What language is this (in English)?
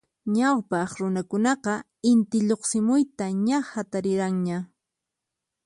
Puno Quechua